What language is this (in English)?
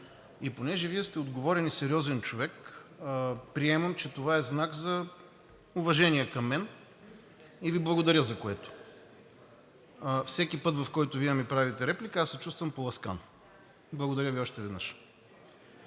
Bulgarian